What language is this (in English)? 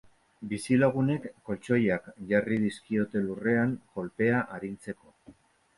Basque